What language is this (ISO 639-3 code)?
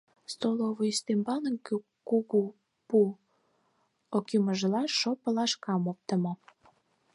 chm